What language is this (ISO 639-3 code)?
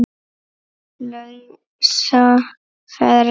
isl